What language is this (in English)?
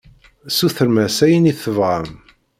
Kabyle